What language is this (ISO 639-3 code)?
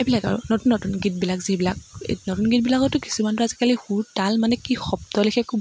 asm